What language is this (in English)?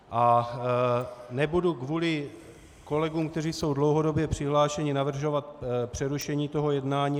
Czech